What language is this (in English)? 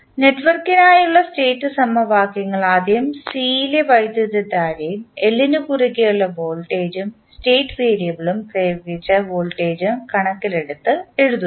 Malayalam